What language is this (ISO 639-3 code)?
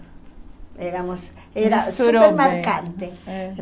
por